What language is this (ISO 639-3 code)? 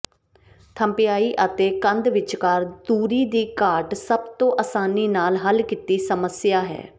pan